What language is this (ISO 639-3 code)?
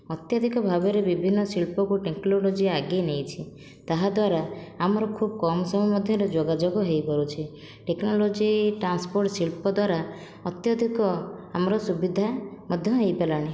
ori